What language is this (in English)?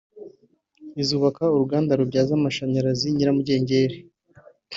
Kinyarwanda